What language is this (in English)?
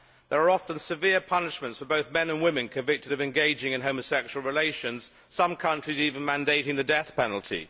English